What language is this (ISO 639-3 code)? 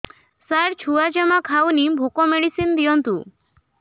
ori